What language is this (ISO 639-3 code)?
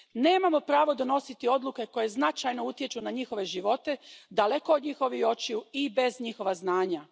hrv